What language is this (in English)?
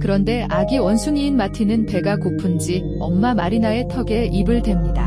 Korean